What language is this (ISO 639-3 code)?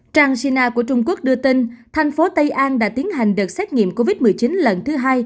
vie